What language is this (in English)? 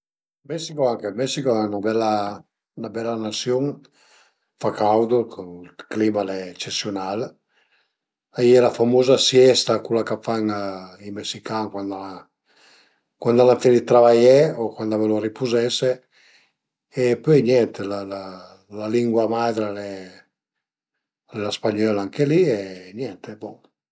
Piedmontese